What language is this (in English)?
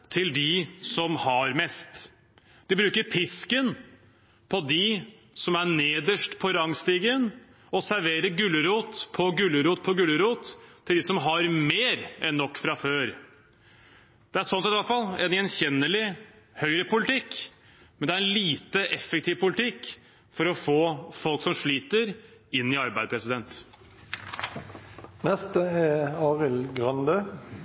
Norwegian Bokmål